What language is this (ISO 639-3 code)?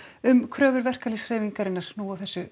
isl